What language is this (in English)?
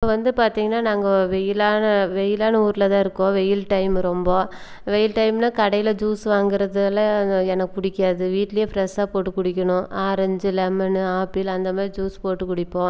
Tamil